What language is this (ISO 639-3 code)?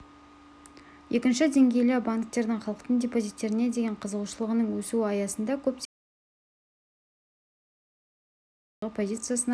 kaz